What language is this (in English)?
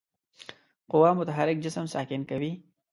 Pashto